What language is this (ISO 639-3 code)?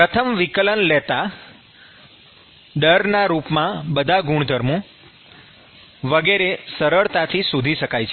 guj